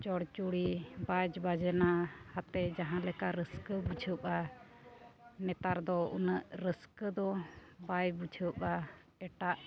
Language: Santali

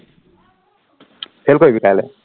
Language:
Assamese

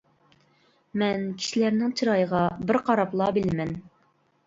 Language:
Uyghur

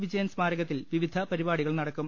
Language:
Malayalam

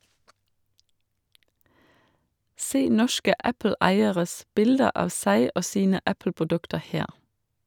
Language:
Norwegian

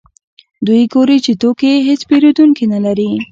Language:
Pashto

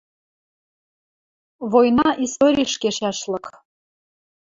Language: Western Mari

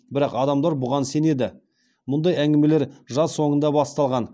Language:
Kazakh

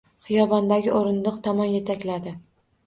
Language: Uzbek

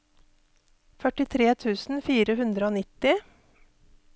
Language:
Norwegian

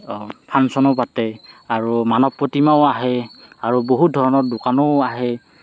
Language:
Assamese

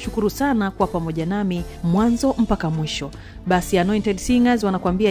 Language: Swahili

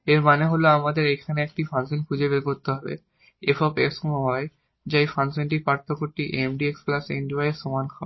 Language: Bangla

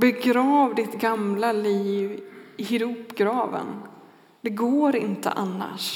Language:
Swedish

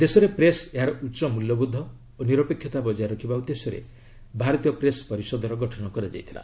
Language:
Odia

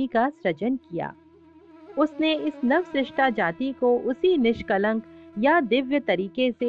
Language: Hindi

